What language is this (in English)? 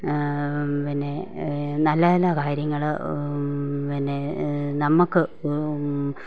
Malayalam